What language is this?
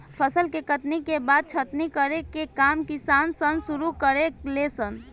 Bhojpuri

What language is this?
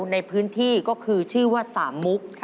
Thai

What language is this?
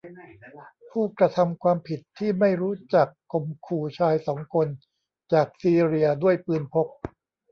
Thai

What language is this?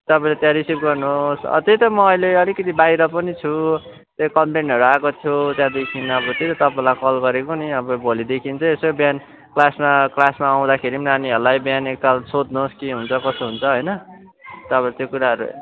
Nepali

